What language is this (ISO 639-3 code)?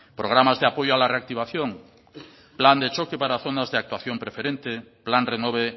spa